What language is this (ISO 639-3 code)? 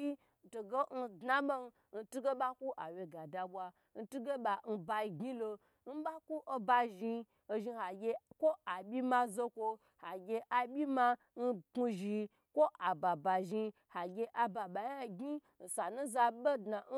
gbr